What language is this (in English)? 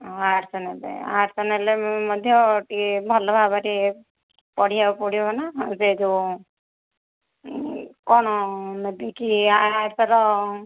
Odia